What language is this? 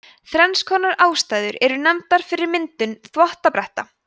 Icelandic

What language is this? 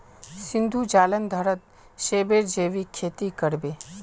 Magahi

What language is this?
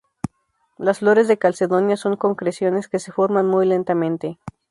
Spanish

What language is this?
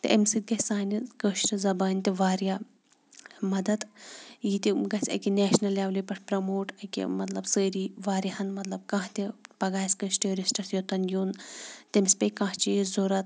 Kashmiri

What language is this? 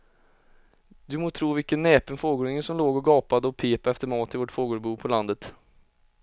Swedish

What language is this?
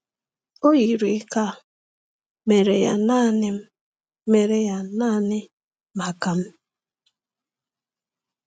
Igbo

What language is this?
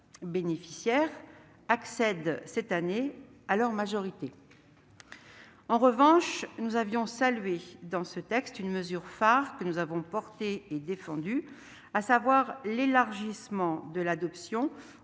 French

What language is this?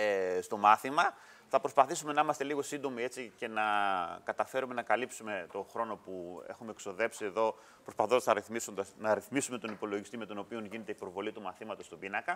Greek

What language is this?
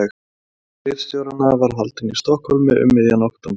Icelandic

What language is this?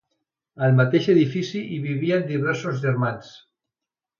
Catalan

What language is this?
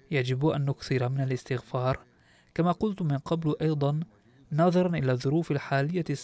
Arabic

